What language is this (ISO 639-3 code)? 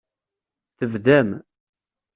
kab